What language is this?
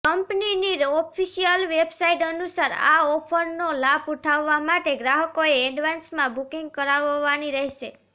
Gujarati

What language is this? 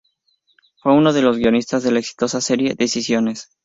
Spanish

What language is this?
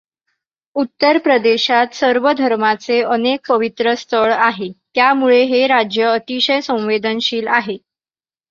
Marathi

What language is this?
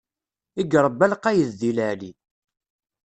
Kabyle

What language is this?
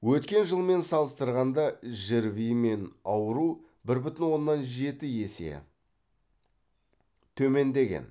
Kazakh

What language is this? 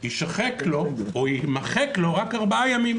Hebrew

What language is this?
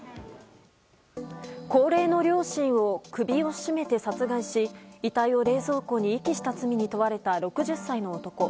Japanese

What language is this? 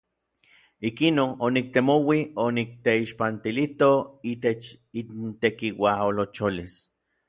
Orizaba Nahuatl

